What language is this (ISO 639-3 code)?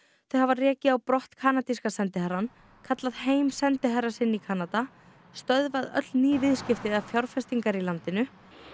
isl